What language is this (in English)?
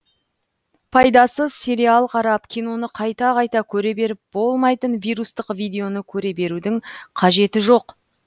Kazakh